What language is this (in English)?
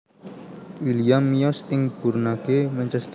Javanese